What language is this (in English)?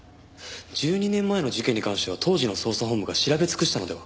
Japanese